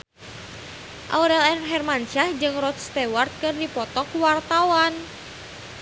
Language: Sundanese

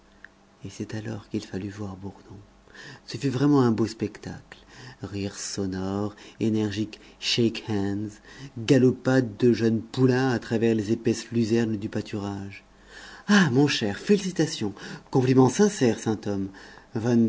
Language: French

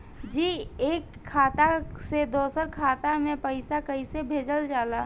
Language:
Bhojpuri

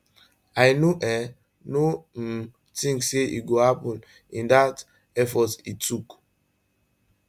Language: Nigerian Pidgin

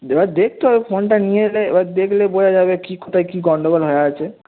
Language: Bangla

